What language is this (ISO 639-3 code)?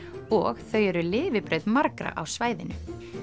isl